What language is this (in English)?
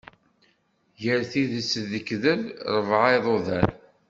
Kabyle